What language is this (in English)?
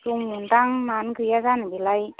Bodo